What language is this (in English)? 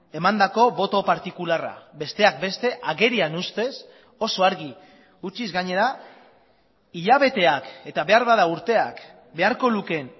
Basque